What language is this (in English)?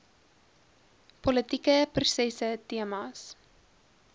Afrikaans